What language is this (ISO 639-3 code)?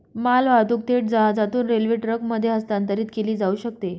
mar